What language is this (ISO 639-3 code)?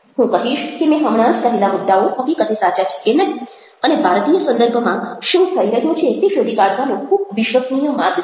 guj